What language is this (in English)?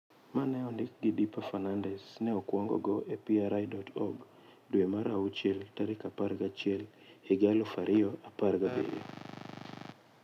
Luo (Kenya and Tanzania)